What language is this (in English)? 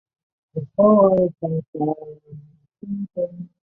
Chinese